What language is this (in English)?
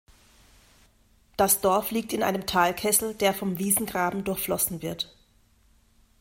German